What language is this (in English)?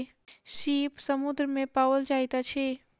Maithili